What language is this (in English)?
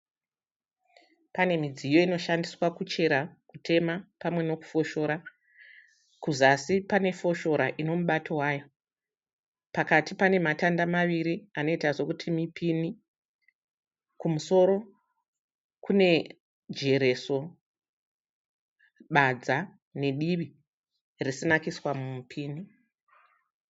Shona